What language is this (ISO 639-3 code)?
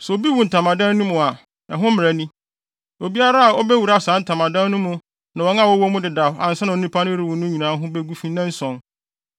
aka